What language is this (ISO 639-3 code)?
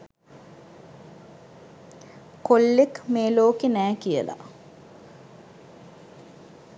sin